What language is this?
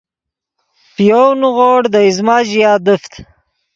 Yidgha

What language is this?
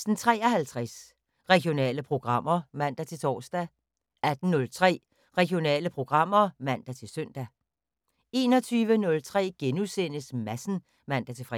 Danish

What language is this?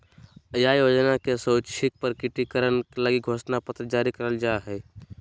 Magahi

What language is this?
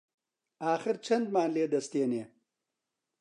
Central Kurdish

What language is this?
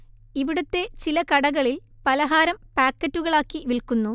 Malayalam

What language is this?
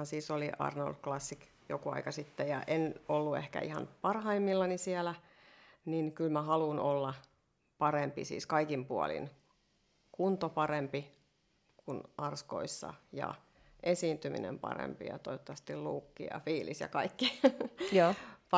Finnish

